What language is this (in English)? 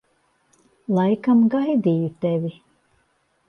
Latvian